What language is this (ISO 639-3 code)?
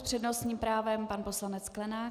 ces